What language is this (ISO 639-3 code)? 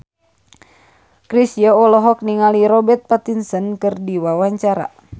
sun